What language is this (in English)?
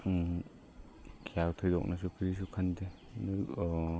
Manipuri